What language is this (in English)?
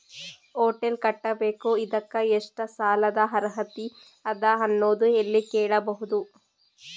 Kannada